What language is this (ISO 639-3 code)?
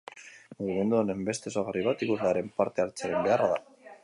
eus